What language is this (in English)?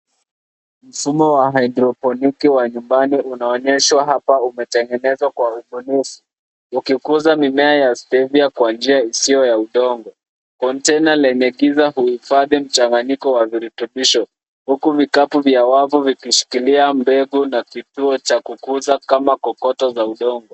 Swahili